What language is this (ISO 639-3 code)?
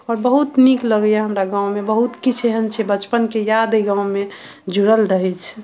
mai